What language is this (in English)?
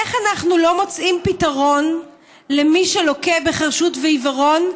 Hebrew